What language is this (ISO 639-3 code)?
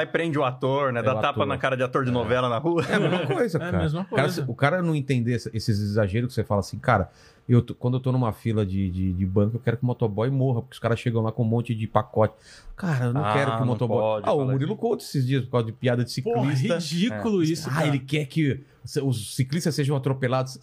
por